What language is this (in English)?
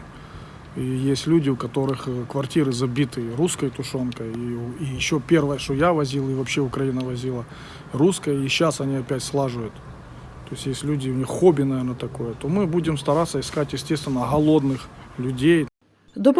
Ukrainian